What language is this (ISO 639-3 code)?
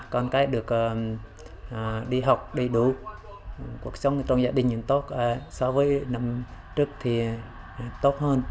vie